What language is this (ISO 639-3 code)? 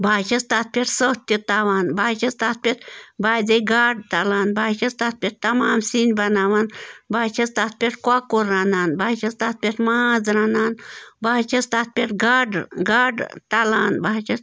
kas